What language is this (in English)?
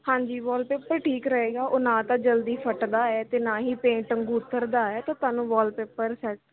Punjabi